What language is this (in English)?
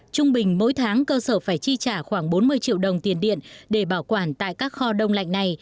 Vietnamese